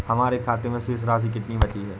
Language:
Hindi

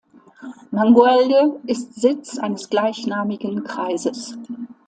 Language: German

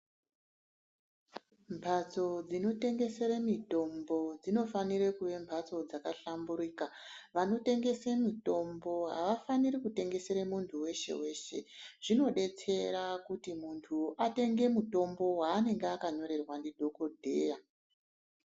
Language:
Ndau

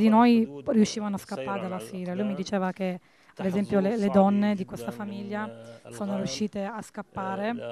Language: Italian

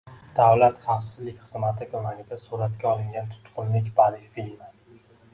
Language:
Uzbek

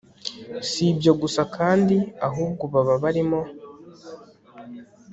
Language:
Kinyarwanda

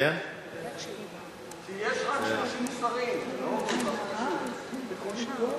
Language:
Hebrew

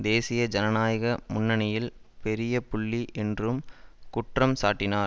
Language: Tamil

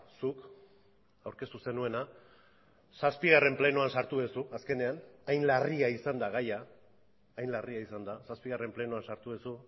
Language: Basque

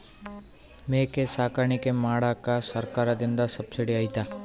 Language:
Kannada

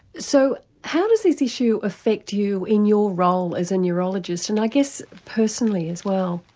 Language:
English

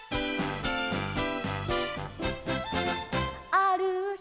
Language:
Japanese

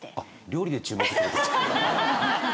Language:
Japanese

